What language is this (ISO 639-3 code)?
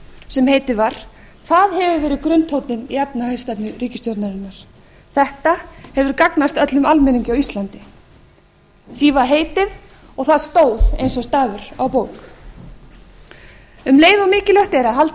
isl